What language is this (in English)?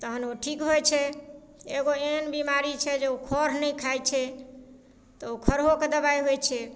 Maithili